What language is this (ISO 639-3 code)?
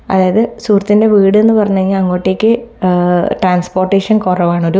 mal